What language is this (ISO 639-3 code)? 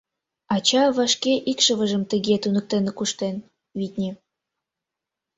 chm